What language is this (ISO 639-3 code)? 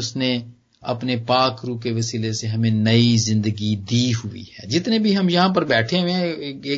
pan